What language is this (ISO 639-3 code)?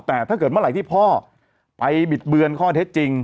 tha